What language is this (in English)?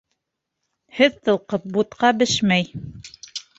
Bashkir